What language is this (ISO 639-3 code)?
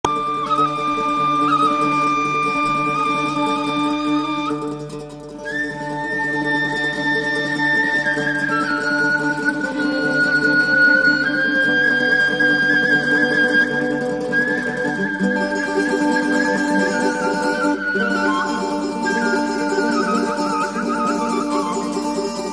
ron